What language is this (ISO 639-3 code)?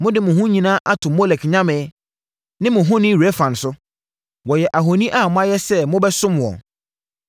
aka